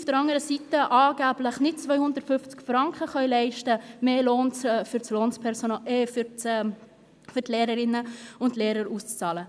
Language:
Swiss German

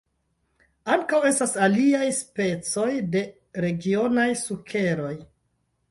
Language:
Esperanto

